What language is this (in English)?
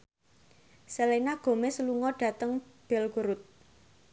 Javanese